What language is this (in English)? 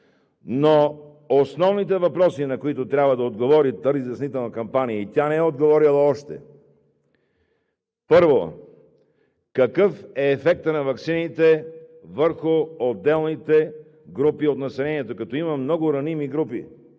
Bulgarian